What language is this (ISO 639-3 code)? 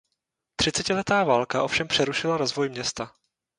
ces